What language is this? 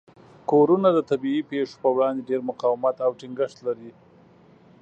Pashto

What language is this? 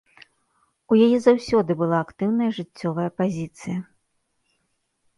Belarusian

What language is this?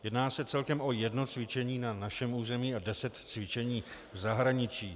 Czech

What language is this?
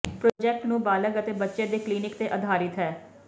Punjabi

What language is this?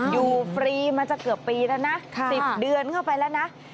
Thai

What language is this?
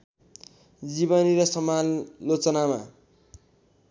Nepali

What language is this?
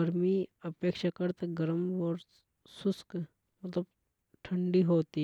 Hadothi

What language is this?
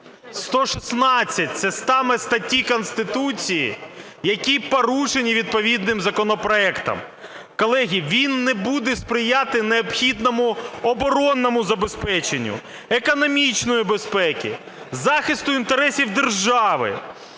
Ukrainian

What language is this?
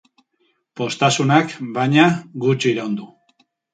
Basque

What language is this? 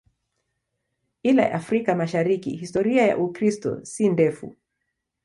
Swahili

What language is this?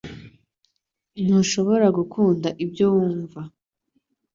Kinyarwanda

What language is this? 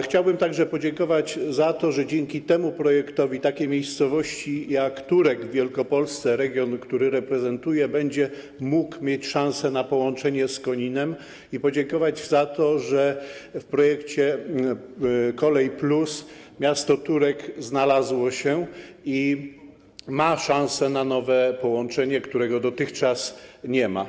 Polish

